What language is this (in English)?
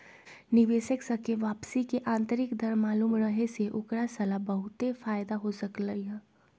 Magahi